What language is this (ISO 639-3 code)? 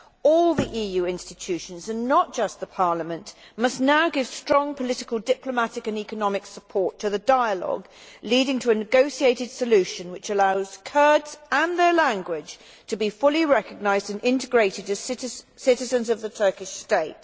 eng